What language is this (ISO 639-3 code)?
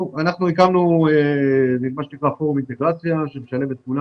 heb